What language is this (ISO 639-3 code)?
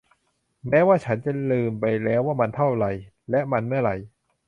tha